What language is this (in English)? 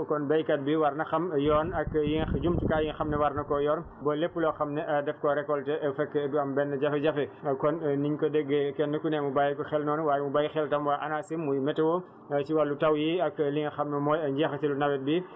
Wolof